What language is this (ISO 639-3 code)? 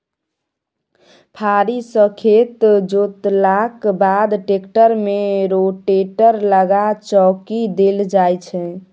mai